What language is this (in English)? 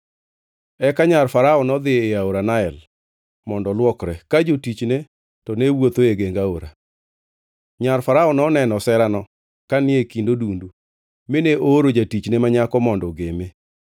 Luo (Kenya and Tanzania)